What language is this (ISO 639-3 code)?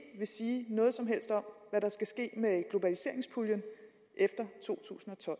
dan